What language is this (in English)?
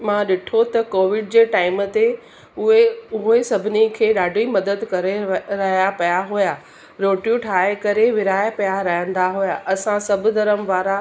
Sindhi